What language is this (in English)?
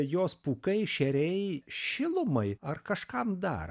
Lithuanian